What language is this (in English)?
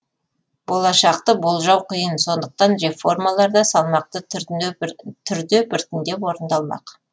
Kazakh